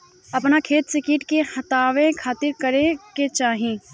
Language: Bhojpuri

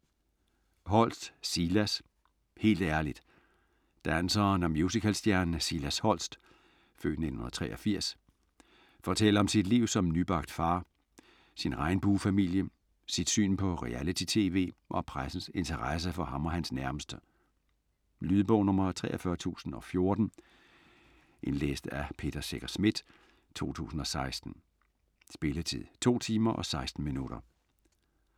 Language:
Danish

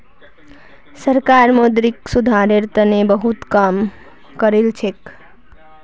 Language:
Magahi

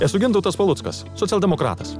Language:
Lithuanian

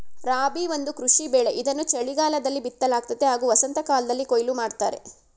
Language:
Kannada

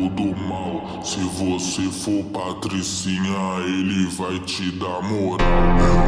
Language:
Arabic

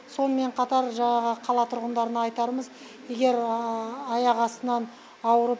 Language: Kazakh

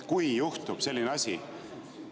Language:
Estonian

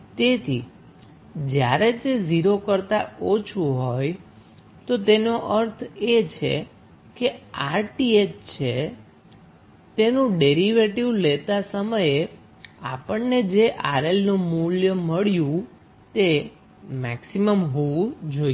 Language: Gujarati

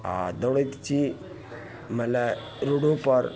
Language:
Maithili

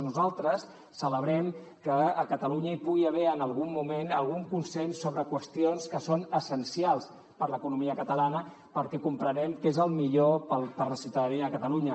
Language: Catalan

